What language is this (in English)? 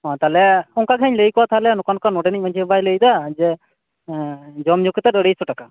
Santali